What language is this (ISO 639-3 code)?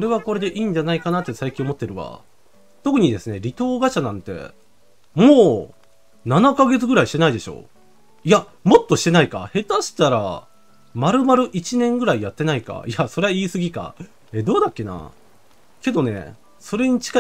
jpn